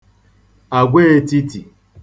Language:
Igbo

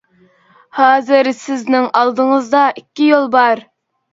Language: Uyghur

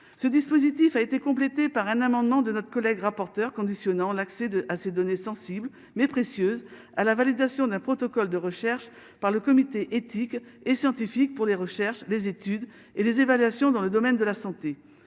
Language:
French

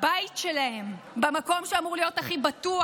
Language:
Hebrew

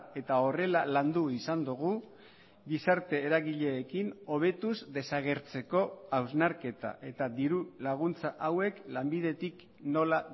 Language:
Basque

